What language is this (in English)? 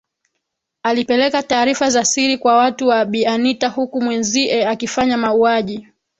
Swahili